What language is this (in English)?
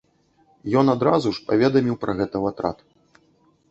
Belarusian